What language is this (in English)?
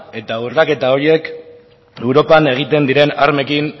Basque